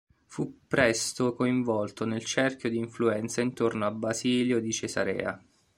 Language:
Italian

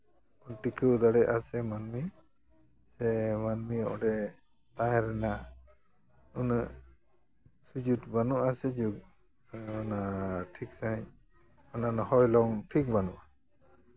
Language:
Santali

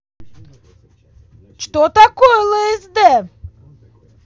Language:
Russian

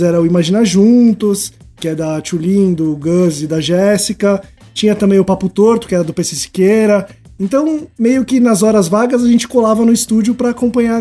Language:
Portuguese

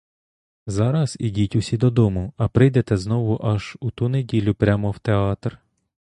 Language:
Ukrainian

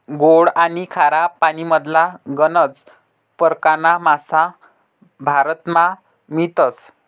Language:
Marathi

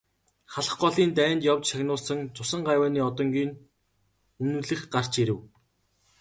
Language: Mongolian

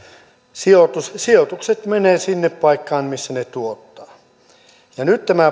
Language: Finnish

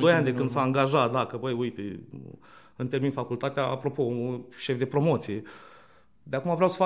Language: Romanian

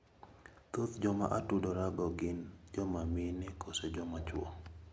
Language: Luo (Kenya and Tanzania)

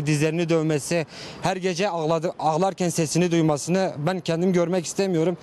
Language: Turkish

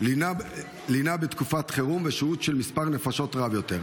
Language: Hebrew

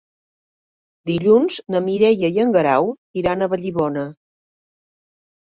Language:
Catalan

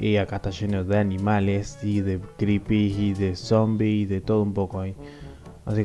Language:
Spanish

